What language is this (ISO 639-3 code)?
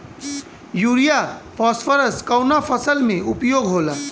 bho